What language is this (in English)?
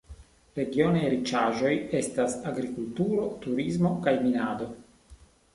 Esperanto